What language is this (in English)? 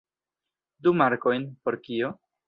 Esperanto